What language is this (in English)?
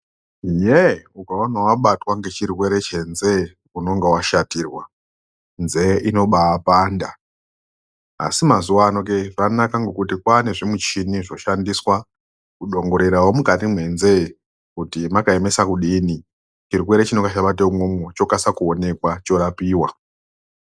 Ndau